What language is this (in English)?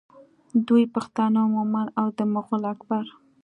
Pashto